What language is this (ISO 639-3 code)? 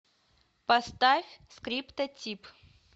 rus